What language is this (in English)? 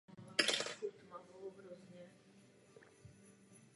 Czech